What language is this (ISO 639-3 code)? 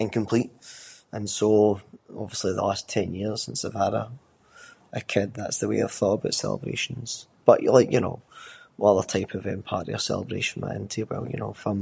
sco